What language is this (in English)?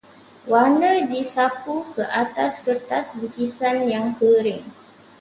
Malay